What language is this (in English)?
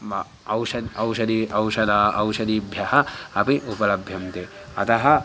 Sanskrit